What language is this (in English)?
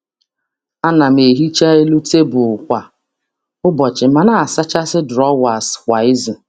Igbo